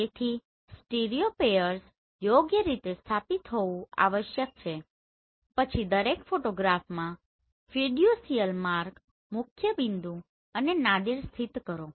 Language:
Gujarati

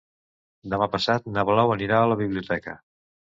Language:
Catalan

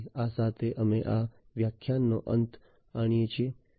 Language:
Gujarati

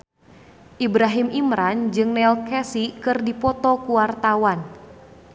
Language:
Sundanese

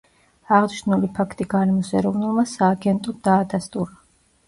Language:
Georgian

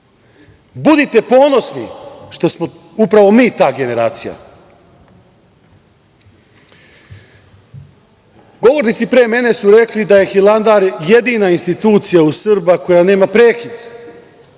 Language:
Serbian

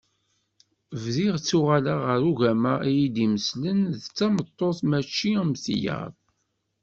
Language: Kabyle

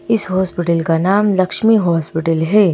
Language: Hindi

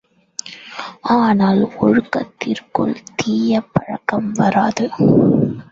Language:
Tamil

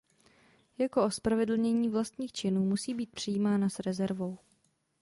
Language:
Czech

